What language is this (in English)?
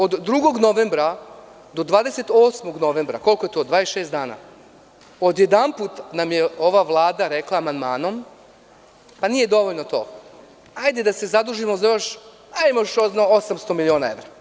Serbian